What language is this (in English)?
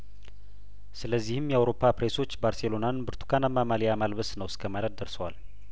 Amharic